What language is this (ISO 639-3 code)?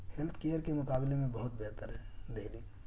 urd